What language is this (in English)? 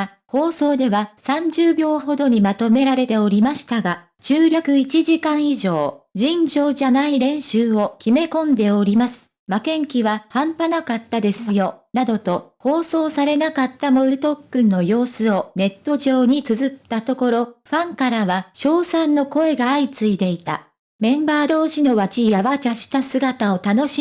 Japanese